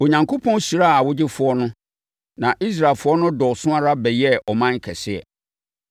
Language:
Akan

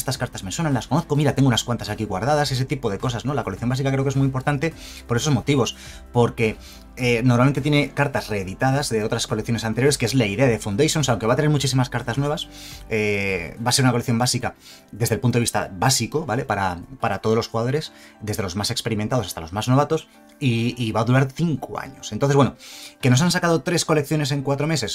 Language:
Spanish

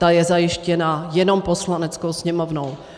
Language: Czech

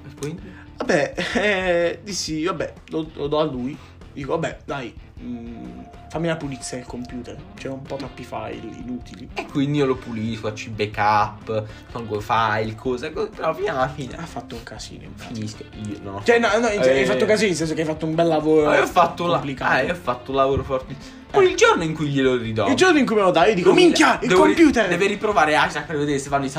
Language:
Italian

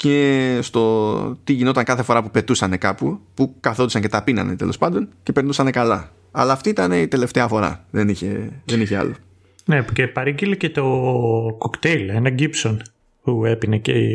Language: Greek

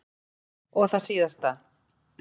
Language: Icelandic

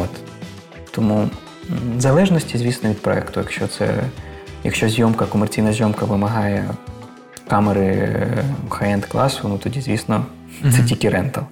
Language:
Ukrainian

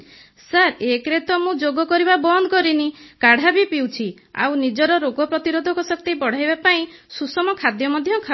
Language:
Odia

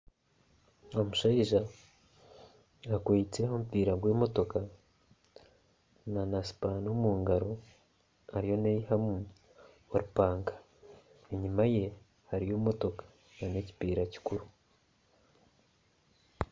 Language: Nyankole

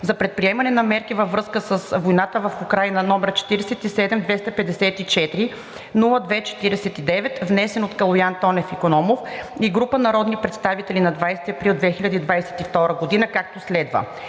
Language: Bulgarian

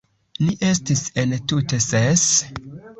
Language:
Esperanto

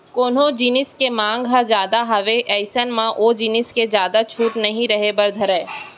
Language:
Chhattisgarhi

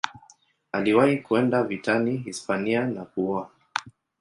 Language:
Swahili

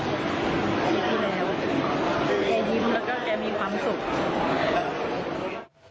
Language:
Thai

